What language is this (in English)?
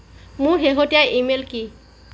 Assamese